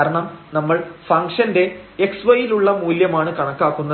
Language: Malayalam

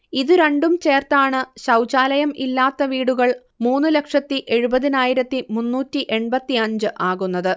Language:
Malayalam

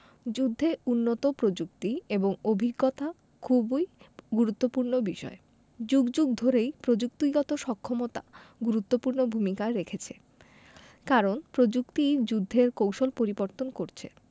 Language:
Bangla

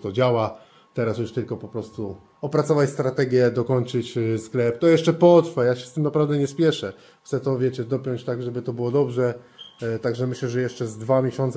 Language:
Polish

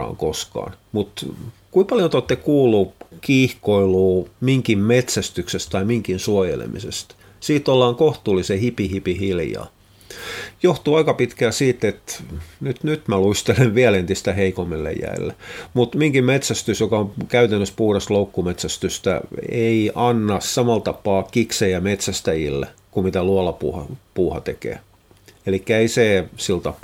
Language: Finnish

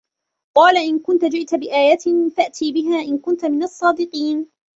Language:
Arabic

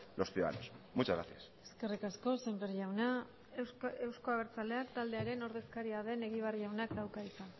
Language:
Basque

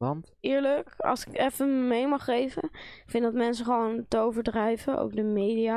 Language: Dutch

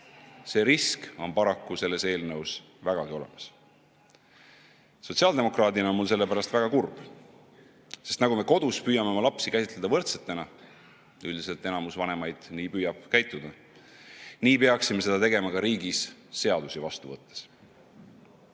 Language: Estonian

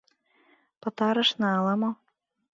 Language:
Mari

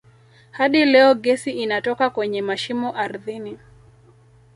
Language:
Swahili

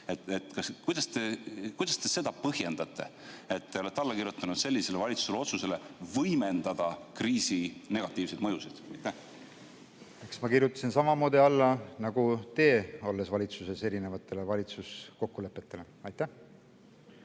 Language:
Estonian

